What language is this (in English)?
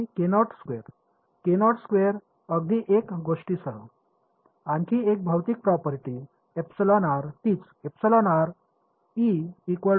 Marathi